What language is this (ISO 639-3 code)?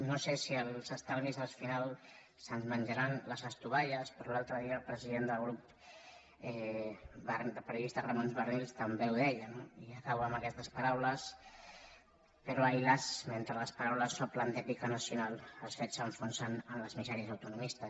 cat